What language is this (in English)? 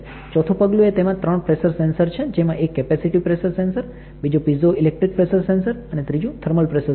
Gujarati